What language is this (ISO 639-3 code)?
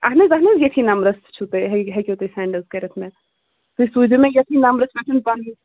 kas